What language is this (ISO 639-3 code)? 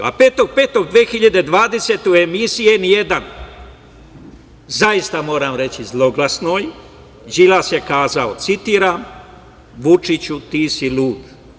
srp